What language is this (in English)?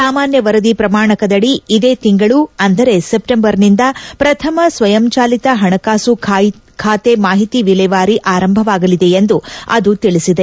Kannada